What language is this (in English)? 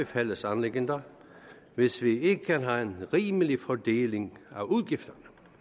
Danish